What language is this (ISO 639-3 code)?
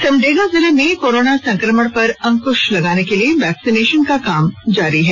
hin